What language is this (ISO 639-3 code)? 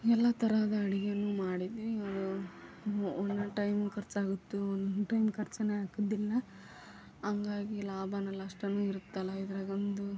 kan